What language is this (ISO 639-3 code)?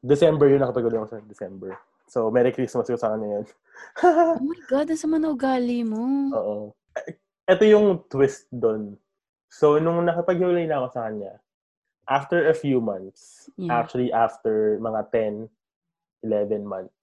fil